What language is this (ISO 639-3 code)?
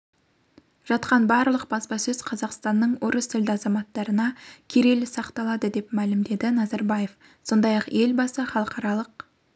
kaz